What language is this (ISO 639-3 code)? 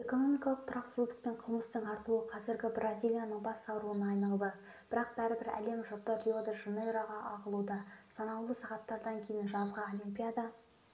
kaz